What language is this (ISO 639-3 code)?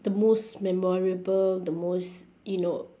eng